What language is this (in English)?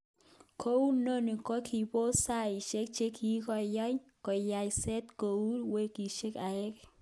Kalenjin